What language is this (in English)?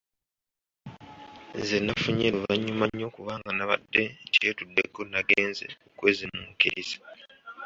Ganda